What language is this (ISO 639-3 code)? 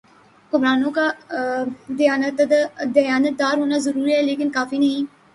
urd